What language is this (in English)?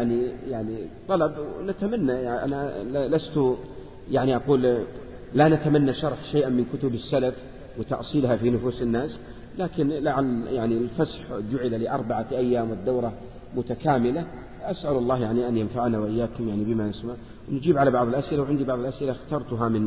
Arabic